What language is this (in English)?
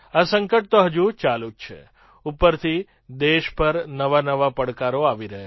Gujarati